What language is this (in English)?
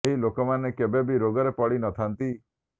Odia